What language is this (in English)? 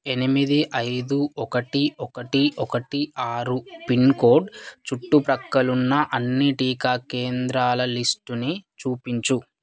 Telugu